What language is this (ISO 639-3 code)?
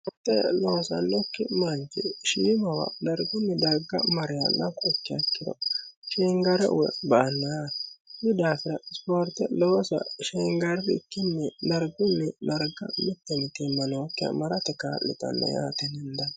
sid